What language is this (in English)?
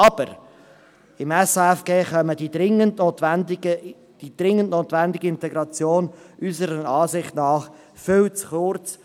Swiss German